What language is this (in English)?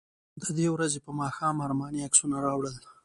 Pashto